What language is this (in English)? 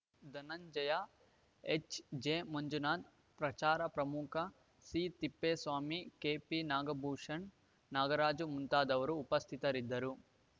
Kannada